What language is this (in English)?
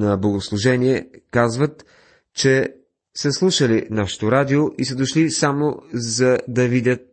Bulgarian